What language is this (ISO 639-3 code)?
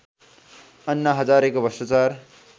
nep